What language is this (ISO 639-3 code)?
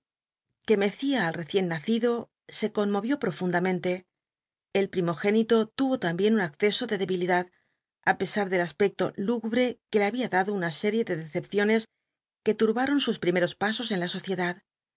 spa